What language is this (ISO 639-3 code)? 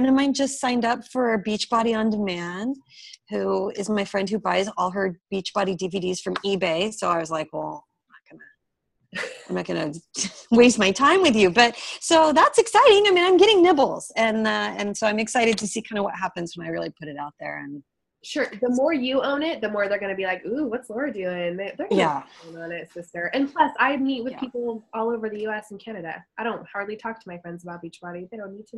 eng